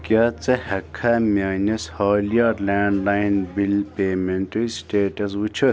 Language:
Kashmiri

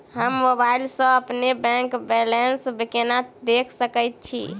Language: Maithili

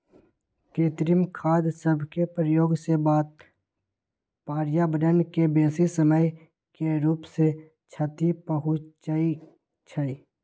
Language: Magahi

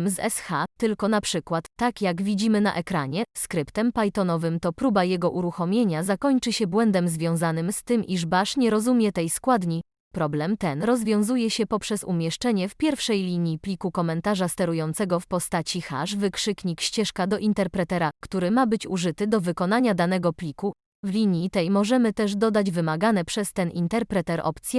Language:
Polish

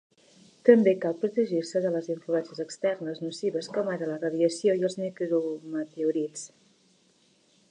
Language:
Catalan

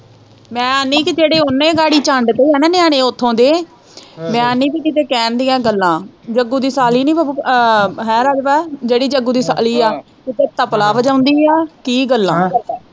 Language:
Punjabi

